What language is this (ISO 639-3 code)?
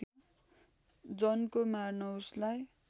nep